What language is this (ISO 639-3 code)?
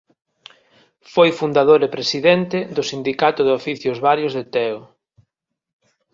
glg